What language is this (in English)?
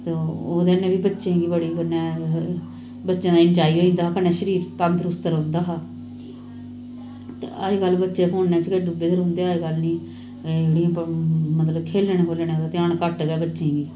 Dogri